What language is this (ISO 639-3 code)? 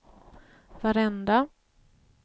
swe